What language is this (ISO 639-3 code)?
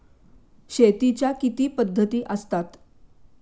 mar